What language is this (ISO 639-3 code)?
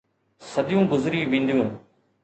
snd